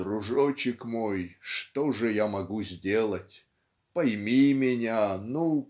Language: Russian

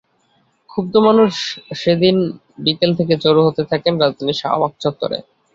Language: Bangla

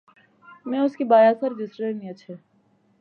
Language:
Pahari-Potwari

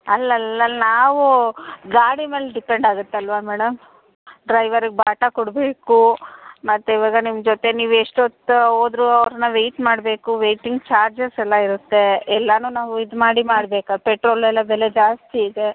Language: Kannada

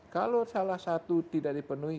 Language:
Indonesian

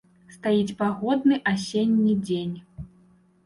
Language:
Belarusian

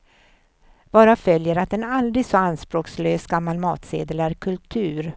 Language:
Swedish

